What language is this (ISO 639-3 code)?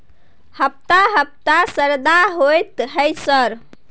mai